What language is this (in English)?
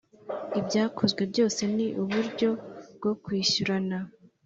Kinyarwanda